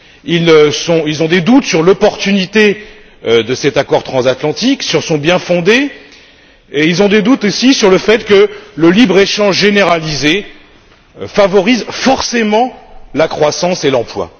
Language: French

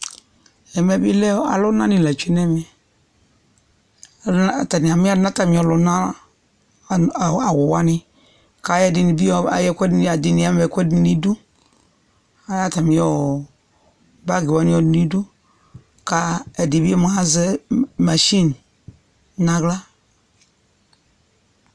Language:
Ikposo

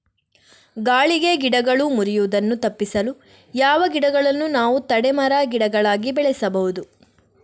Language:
Kannada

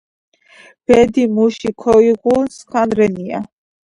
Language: Georgian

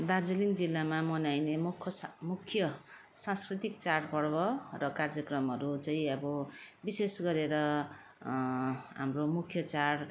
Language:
Nepali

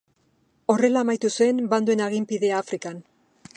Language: Basque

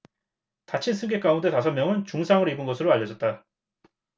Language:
Korean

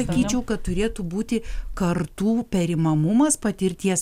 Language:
Lithuanian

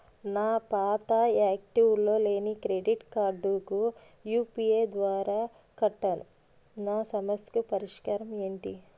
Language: Telugu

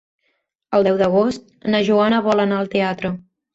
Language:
Catalan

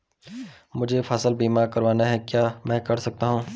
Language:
Hindi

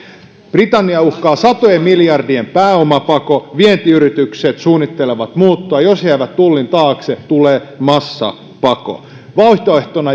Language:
Finnish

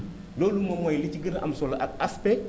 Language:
Wolof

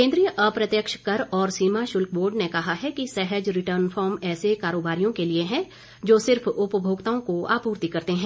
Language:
Hindi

